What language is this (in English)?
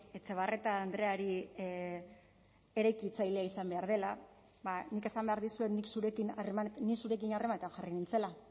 Basque